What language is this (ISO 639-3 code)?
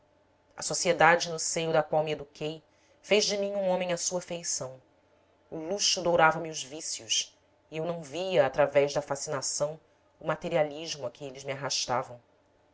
por